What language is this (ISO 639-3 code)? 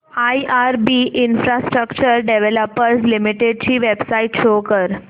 mar